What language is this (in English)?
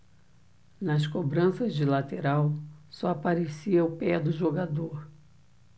Portuguese